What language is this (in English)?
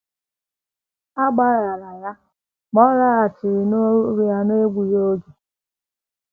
Igbo